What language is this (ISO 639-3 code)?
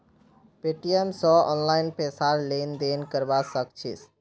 mag